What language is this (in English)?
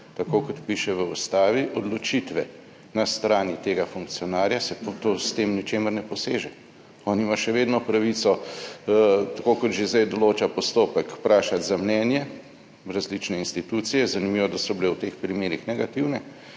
Slovenian